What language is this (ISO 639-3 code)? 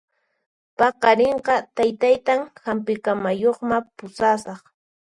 qxp